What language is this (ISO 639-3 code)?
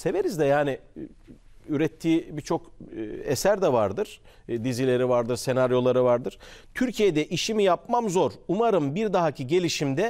tur